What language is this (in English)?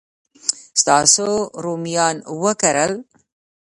Pashto